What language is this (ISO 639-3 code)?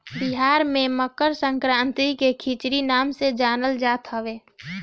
bho